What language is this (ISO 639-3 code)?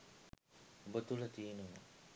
sin